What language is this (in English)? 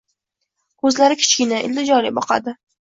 Uzbek